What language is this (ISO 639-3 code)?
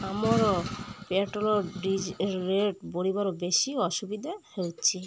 ori